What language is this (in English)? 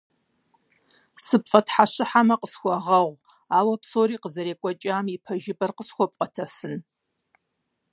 Kabardian